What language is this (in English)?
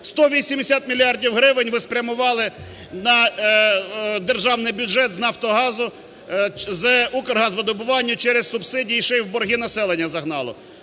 Ukrainian